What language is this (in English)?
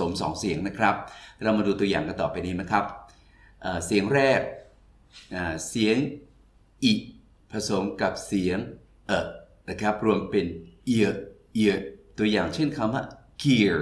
Thai